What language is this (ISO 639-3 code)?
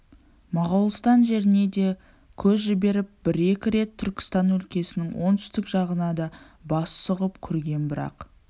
kaz